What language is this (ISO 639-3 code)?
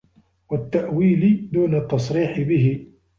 ara